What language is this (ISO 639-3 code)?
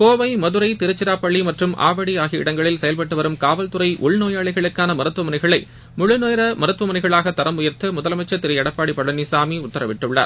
tam